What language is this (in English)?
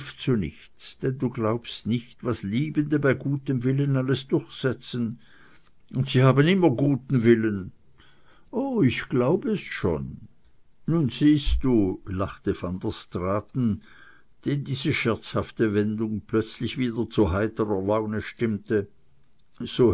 German